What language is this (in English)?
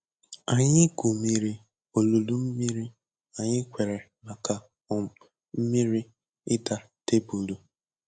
Igbo